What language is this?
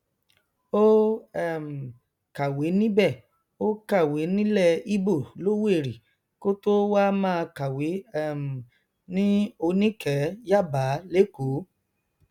Yoruba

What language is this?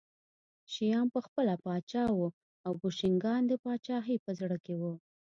Pashto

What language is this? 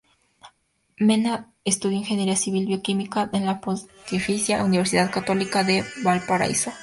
Spanish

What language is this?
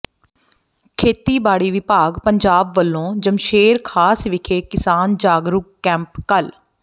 Punjabi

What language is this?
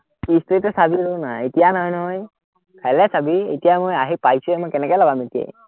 Assamese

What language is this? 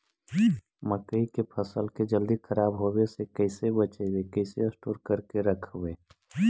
Magahi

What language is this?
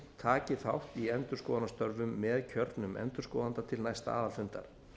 Icelandic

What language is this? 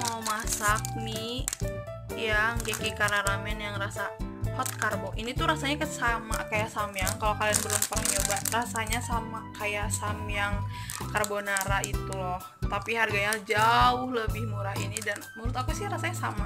Indonesian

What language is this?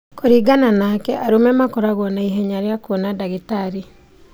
Kikuyu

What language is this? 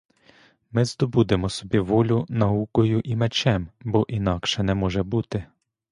Ukrainian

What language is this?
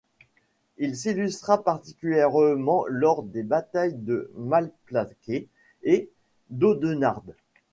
French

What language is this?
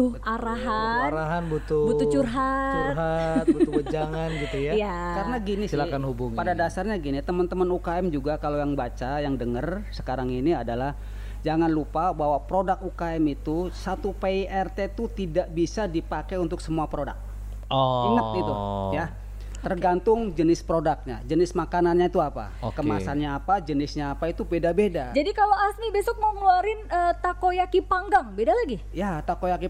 Indonesian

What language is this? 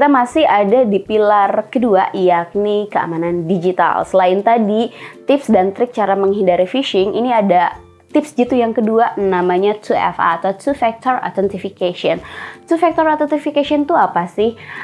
Indonesian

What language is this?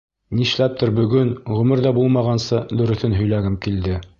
Bashkir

